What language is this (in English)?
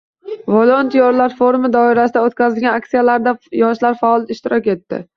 Uzbek